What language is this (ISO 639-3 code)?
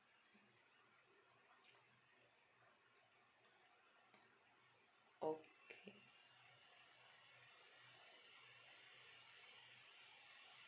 eng